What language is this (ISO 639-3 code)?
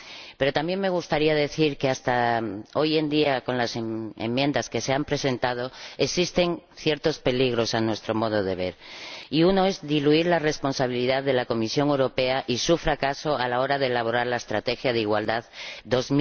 spa